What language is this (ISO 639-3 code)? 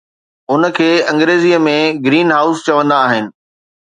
snd